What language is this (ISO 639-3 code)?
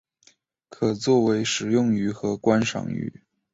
zho